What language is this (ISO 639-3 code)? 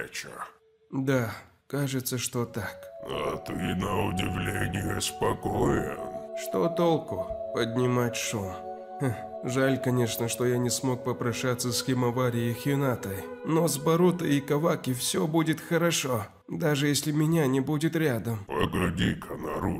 rus